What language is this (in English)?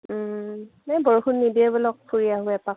Assamese